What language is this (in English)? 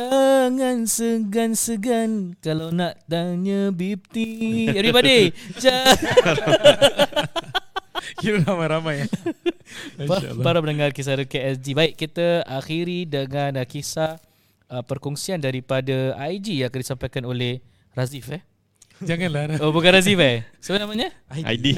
Malay